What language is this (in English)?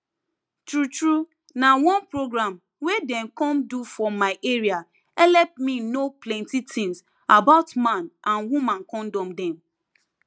Nigerian Pidgin